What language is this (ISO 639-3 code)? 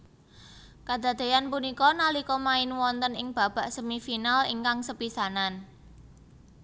jav